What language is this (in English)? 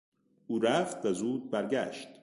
Persian